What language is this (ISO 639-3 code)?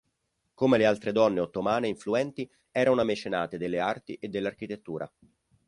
ita